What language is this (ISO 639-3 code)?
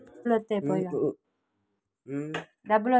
tel